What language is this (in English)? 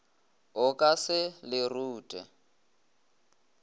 Northern Sotho